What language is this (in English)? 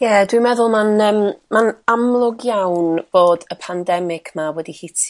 Welsh